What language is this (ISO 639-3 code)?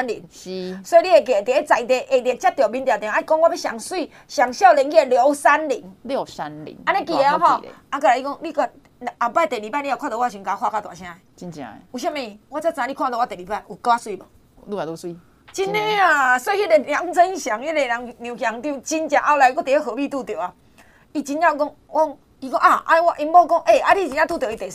zho